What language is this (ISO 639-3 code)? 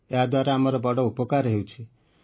ori